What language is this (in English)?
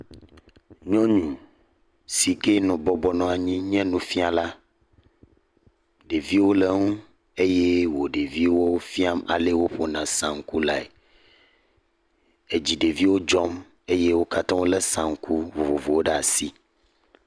Ewe